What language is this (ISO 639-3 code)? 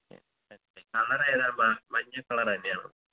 mal